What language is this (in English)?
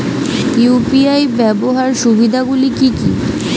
Bangla